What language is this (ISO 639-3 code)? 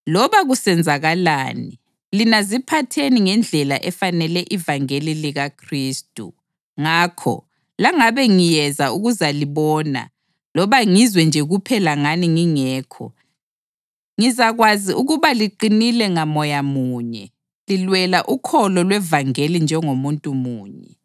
nde